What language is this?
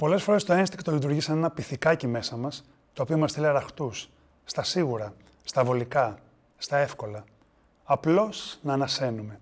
Greek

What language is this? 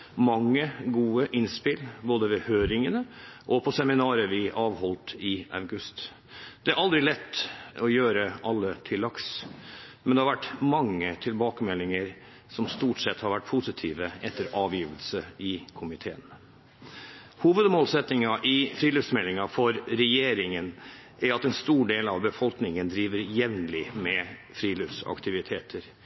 Norwegian Bokmål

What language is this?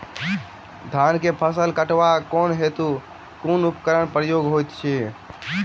Maithili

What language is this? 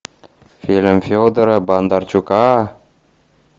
Russian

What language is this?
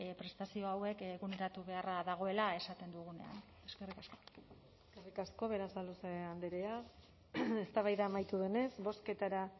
Basque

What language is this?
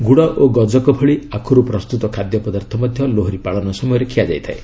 Odia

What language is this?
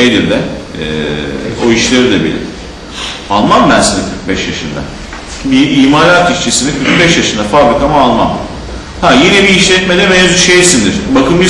Turkish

